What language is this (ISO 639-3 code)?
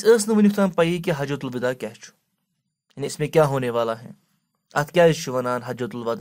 ara